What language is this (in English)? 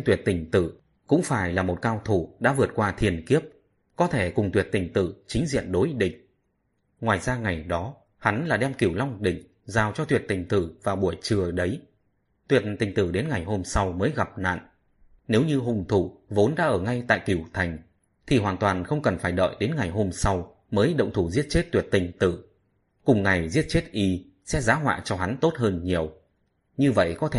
Vietnamese